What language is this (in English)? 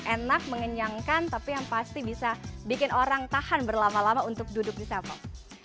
Indonesian